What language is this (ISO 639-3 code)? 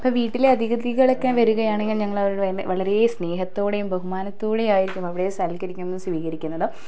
mal